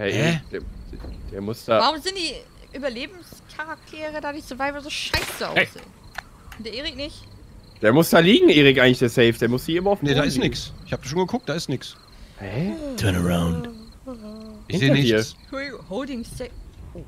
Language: German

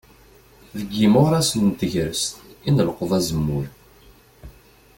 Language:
Kabyle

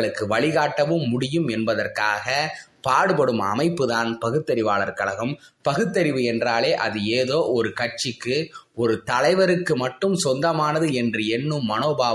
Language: Tamil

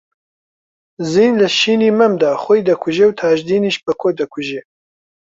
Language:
Central Kurdish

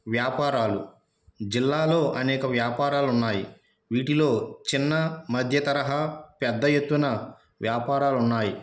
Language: Telugu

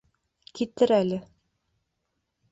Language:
Bashkir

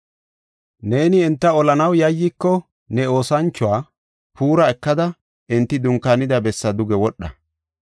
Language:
Gofa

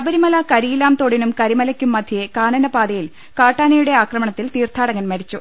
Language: Malayalam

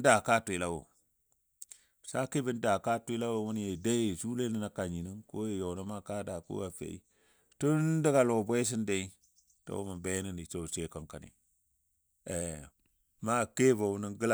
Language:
Dadiya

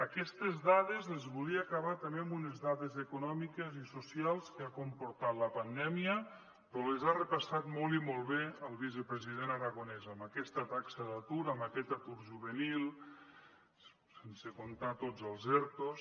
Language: Catalan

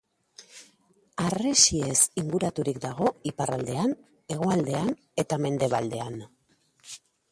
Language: Basque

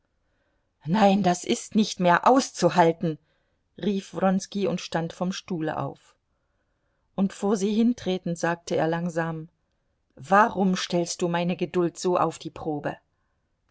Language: German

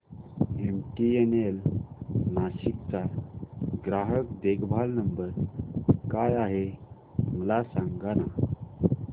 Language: Marathi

